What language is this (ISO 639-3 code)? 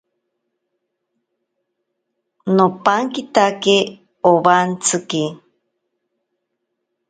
prq